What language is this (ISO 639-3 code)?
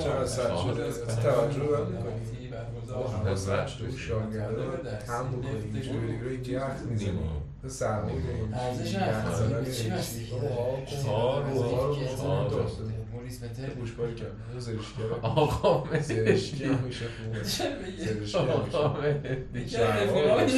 fas